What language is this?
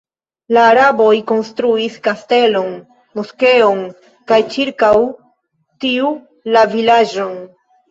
Esperanto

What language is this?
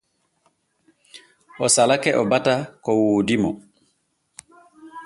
Borgu Fulfulde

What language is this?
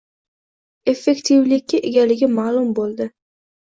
Uzbek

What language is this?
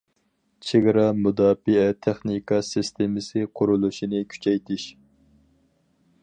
Uyghur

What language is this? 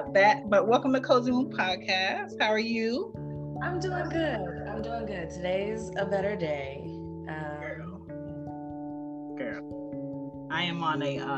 English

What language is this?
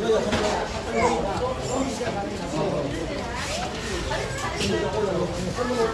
Korean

